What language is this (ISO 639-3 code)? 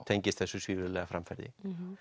isl